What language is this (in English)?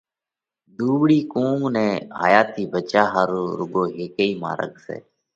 Parkari Koli